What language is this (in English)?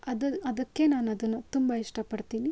Kannada